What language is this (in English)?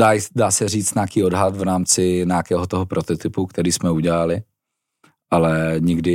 Czech